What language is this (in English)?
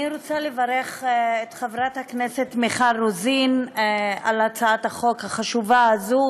Hebrew